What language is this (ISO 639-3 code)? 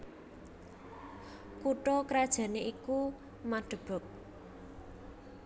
jav